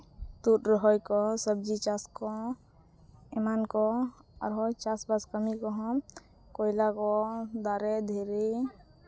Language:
Santali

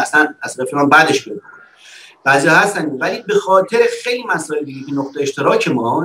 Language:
Persian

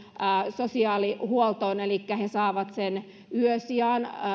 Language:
Finnish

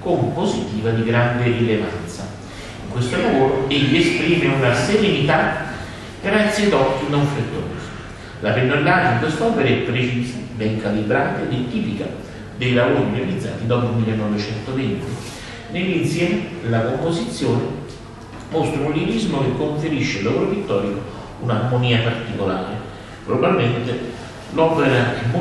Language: Italian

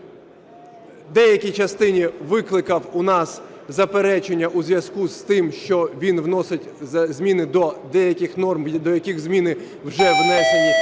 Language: Ukrainian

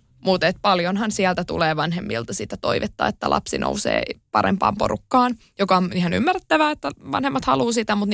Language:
Finnish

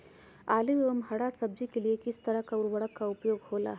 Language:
Magahi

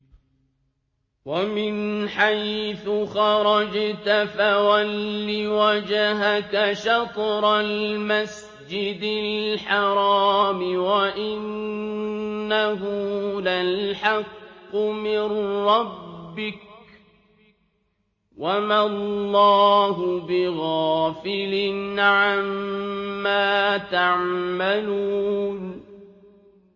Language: Arabic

